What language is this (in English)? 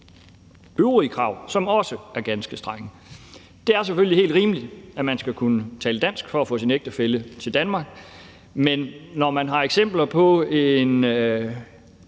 Danish